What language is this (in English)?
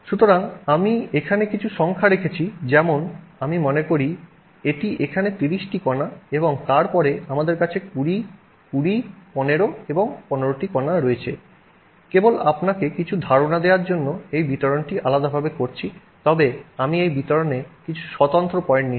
Bangla